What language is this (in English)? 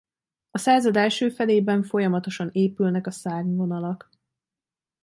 Hungarian